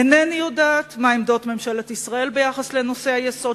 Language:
Hebrew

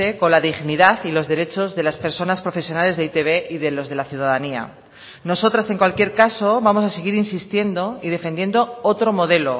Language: Spanish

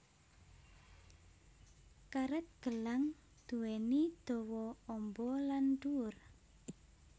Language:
Javanese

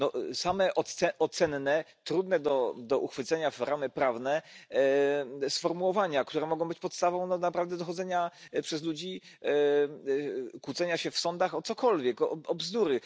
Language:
Polish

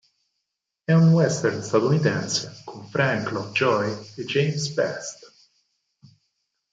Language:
Italian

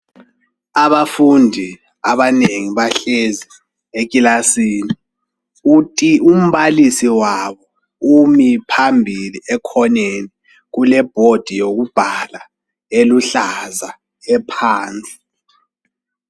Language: North Ndebele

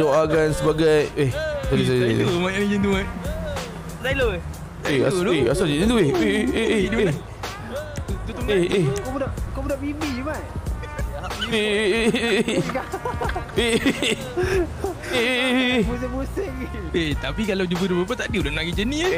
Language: Malay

